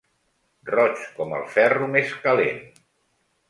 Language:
Catalan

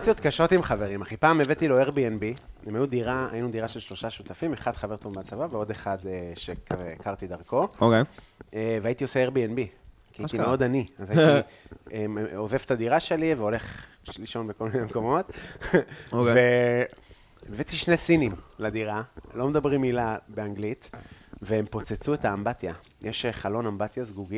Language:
Hebrew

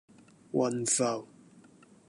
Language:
Cantonese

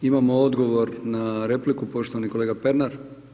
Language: Croatian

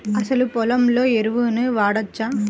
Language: Telugu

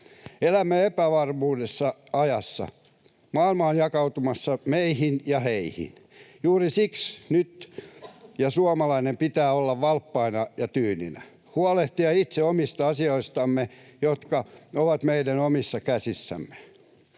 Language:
Finnish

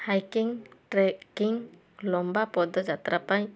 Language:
Odia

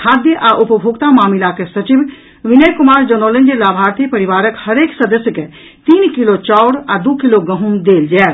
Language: Maithili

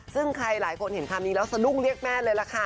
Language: Thai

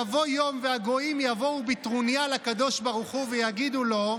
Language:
Hebrew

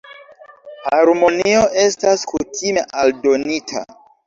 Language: Esperanto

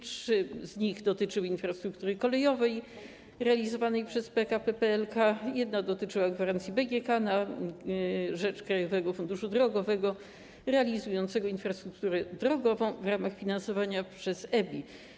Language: Polish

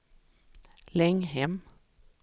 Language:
Swedish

